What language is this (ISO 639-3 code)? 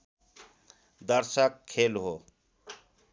nep